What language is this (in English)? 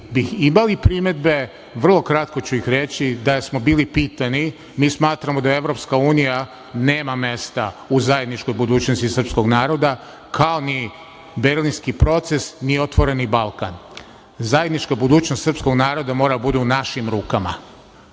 Serbian